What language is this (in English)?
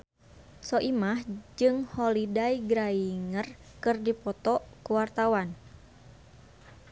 Sundanese